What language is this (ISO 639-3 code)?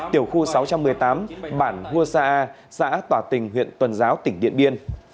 vie